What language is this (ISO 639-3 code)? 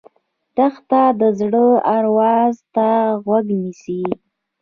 pus